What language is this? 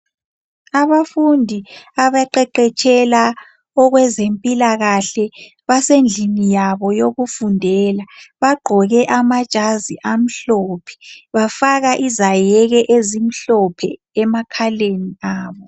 North Ndebele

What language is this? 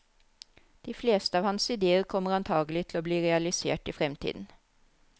Norwegian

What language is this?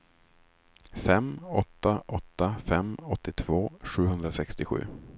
Swedish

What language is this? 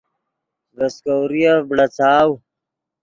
Yidgha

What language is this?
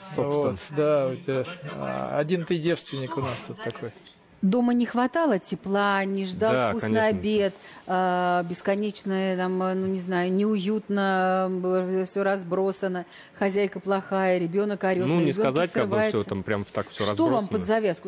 Russian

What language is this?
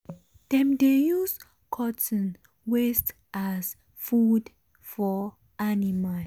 Nigerian Pidgin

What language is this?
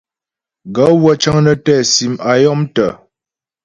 Ghomala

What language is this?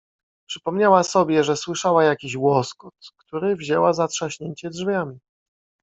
Polish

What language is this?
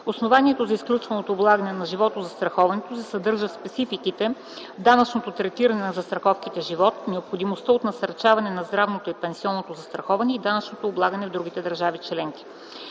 Bulgarian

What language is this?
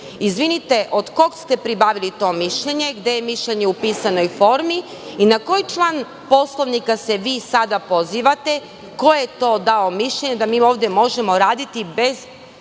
Serbian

